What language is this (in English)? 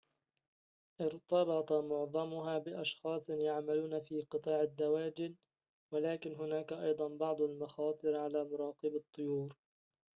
Arabic